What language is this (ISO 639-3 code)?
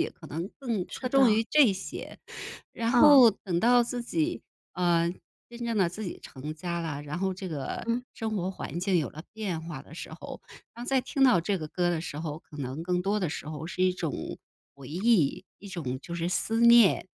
zho